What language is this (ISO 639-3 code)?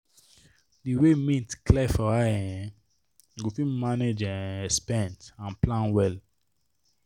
pcm